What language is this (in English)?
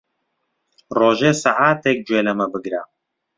Central Kurdish